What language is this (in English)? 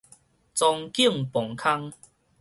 Min Nan Chinese